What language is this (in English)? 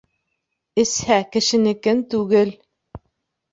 Bashkir